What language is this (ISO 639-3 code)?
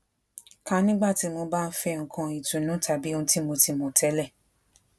yor